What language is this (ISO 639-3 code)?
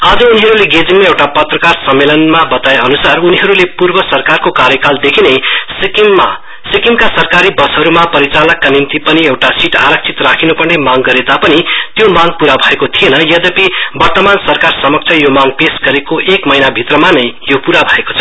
nep